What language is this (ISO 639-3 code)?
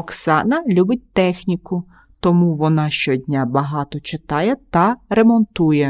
ukr